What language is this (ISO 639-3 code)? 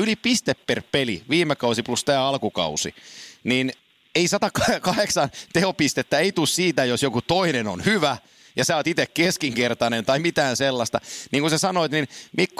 fin